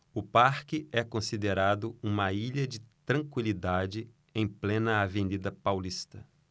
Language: Portuguese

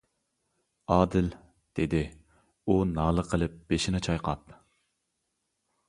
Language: Uyghur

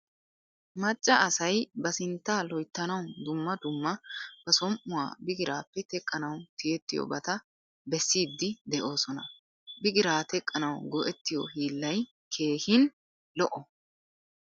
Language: Wolaytta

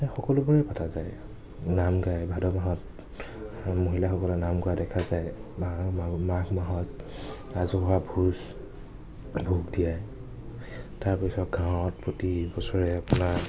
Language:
Assamese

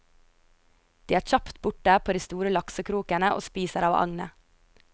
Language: Norwegian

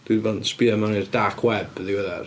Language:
Welsh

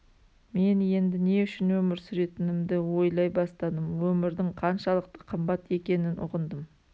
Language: Kazakh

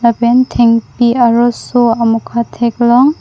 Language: Karbi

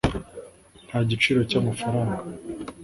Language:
Kinyarwanda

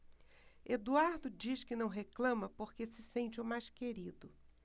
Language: Portuguese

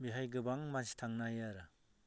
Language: Bodo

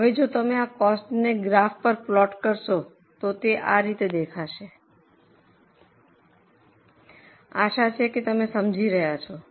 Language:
Gujarati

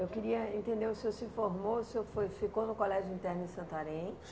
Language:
Portuguese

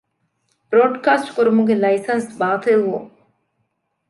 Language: Divehi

